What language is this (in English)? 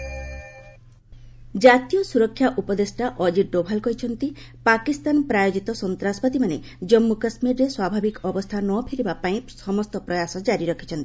Odia